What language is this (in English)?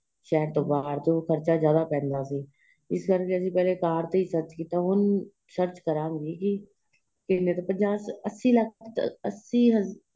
Punjabi